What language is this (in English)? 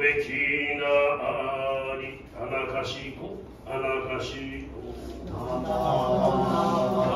Japanese